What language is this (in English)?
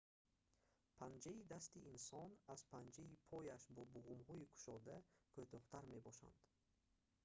Tajik